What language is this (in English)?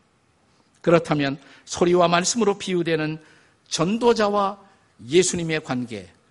Korean